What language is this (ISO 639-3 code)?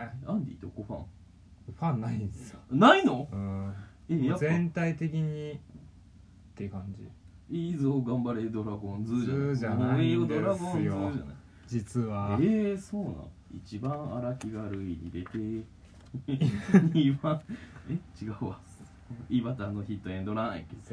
jpn